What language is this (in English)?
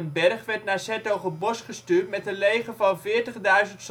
Dutch